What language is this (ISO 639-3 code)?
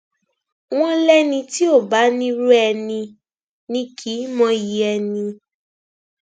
yor